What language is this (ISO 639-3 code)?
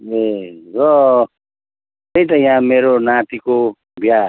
nep